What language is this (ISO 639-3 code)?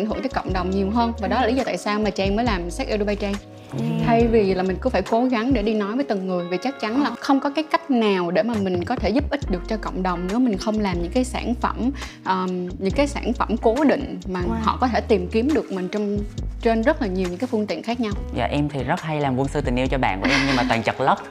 vie